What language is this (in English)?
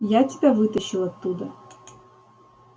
Russian